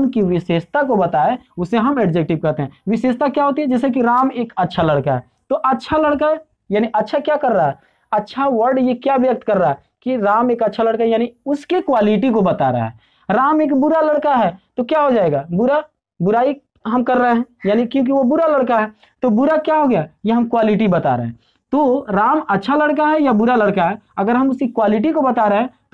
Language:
Hindi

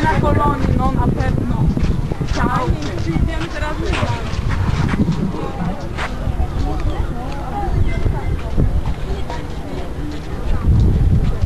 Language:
Polish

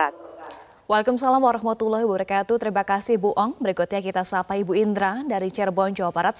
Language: Indonesian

